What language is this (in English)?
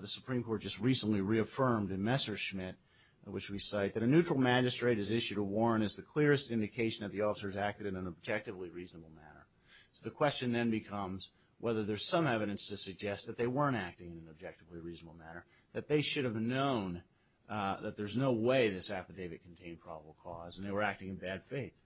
English